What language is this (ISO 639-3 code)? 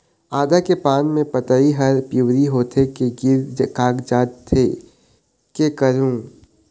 hne